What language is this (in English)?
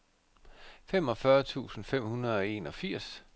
Danish